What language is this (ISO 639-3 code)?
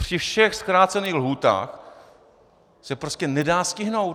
ces